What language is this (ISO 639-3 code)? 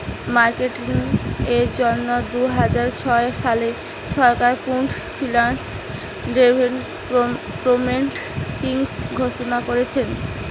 ben